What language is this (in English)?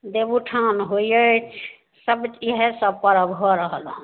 Maithili